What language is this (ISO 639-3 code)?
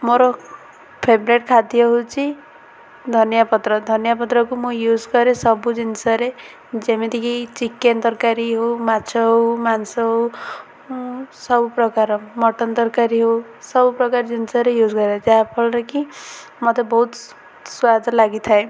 ori